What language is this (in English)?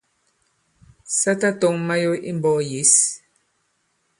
Bankon